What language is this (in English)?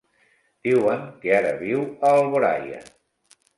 Catalan